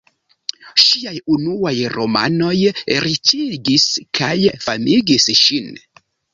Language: Esperanto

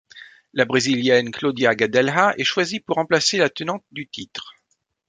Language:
French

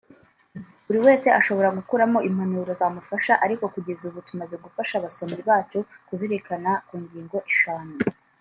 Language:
Kinyarwanda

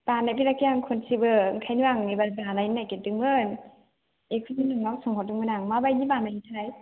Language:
Bodo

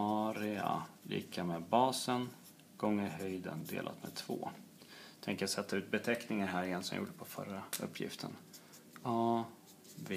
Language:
Swedish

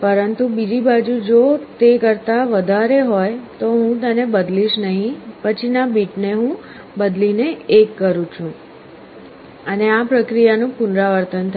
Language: Gujarati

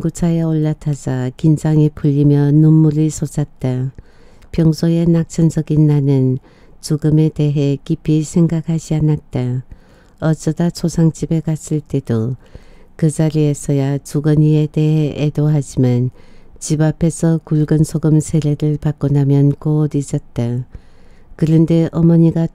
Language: Korean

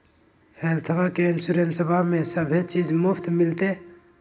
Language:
Magahi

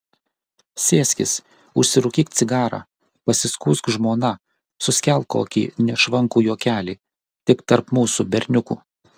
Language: Lithuanian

